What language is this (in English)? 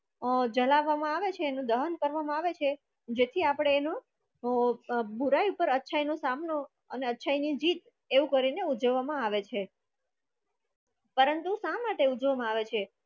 Gujarati